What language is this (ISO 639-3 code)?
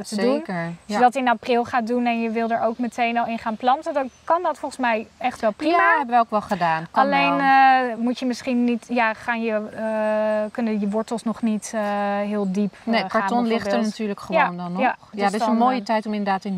nld